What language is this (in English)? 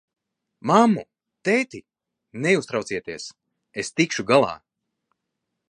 Latvian